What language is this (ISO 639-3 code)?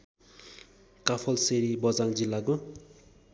nep